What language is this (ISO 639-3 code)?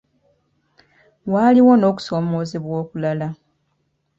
lug